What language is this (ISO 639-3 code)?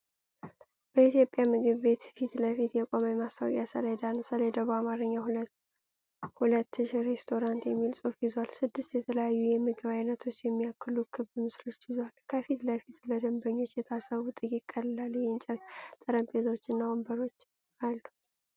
amh